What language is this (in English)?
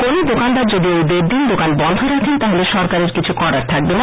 Bangla